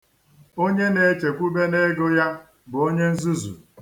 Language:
Igbo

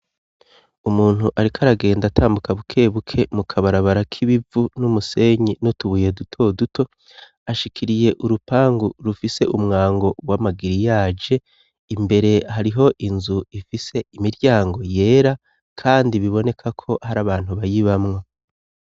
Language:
Rundi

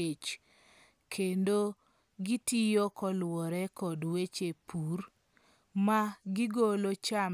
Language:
Luo (Kenya and Tanzania)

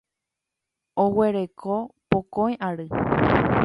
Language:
Guarani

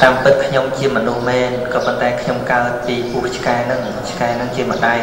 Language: Vietnamese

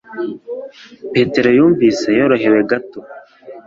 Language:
Kinyarwanda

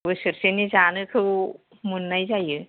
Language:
Bodo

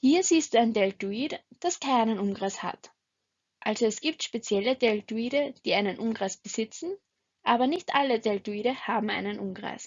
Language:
German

